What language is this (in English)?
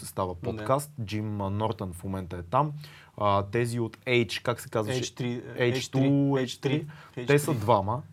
Bulgarian